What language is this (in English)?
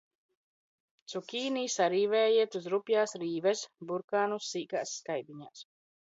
Latvian